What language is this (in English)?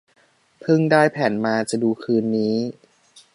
Thai